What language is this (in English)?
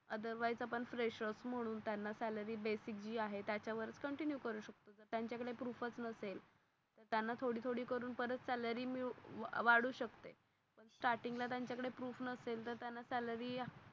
Marathi